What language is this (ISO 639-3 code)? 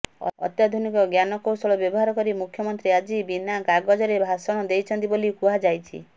ori